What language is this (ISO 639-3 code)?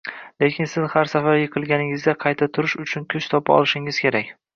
uzb